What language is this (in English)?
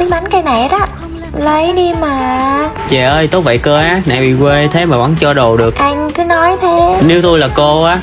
Vietnamese